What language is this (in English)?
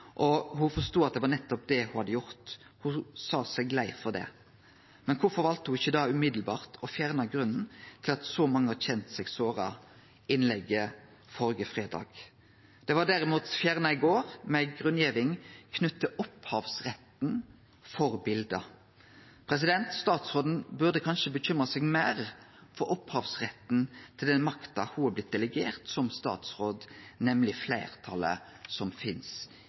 Norwegian Nynorsk